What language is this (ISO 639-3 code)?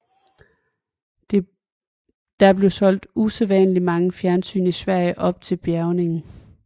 dan